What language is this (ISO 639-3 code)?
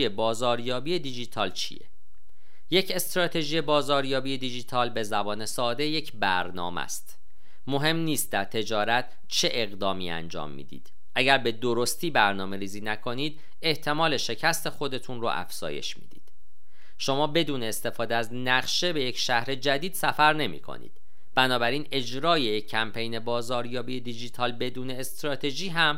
fas